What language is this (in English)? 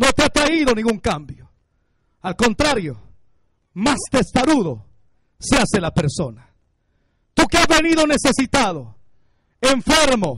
Spanish